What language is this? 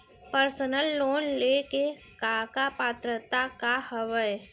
Chhattisgarhi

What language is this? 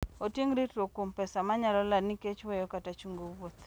Luo (Kenya and Tanzania)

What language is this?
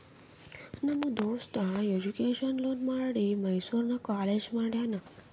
Kannada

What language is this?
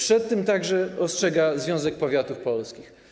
Polish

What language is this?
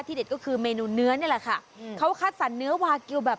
Thai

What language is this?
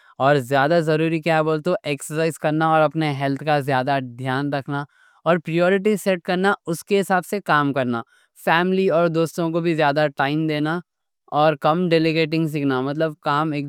Deccan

